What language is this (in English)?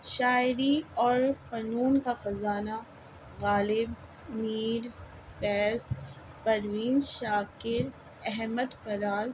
Urdu